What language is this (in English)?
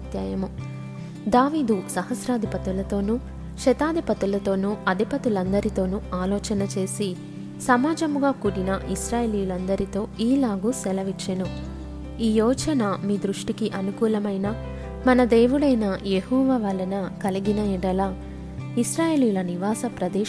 Telugu